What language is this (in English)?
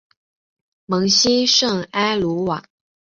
Chinese